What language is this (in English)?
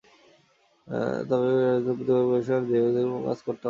Bangla